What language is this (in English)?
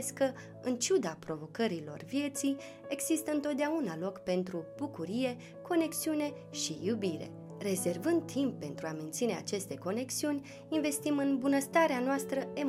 Romanian